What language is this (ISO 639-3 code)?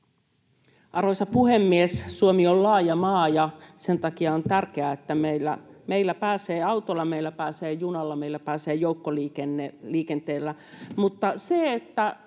fin